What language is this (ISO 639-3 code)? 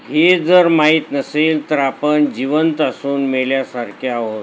mar